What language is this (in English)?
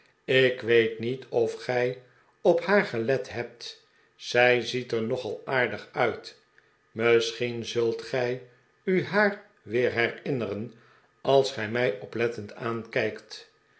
Dutch